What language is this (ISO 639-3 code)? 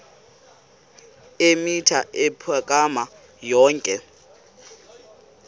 xho